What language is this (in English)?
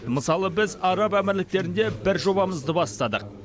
Kazakh